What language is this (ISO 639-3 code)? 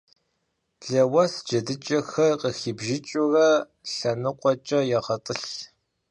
kbd